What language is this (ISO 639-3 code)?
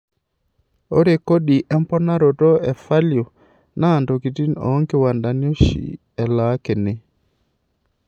mas